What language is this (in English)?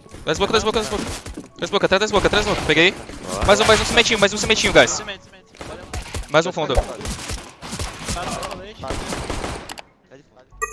Portuguese